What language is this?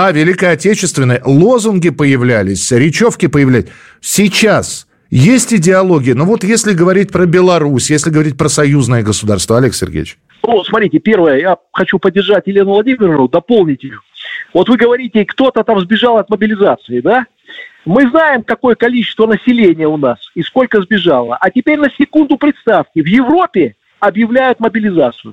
Russian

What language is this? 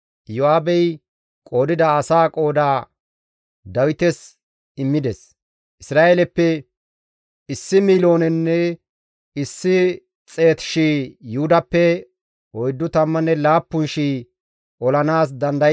Gamo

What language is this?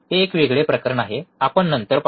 Marathi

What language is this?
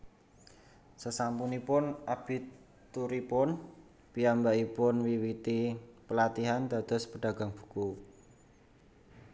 Javanese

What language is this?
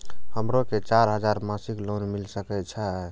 Maithili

